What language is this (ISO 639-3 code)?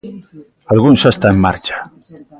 glg